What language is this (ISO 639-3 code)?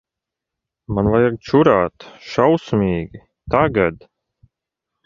lav